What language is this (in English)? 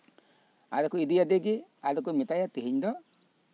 Santali